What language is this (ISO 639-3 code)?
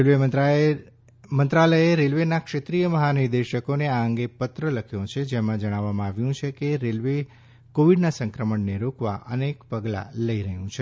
guj